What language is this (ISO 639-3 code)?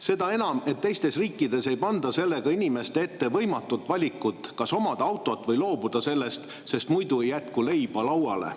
est